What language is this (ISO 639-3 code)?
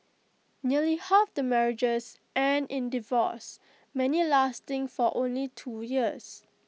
eng